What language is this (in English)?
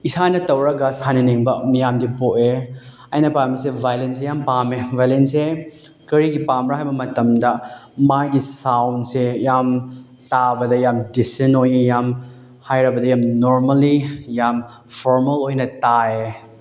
Manipuri